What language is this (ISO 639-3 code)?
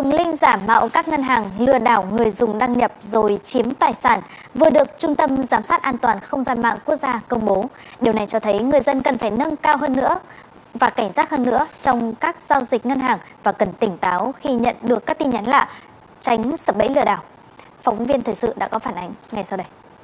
vie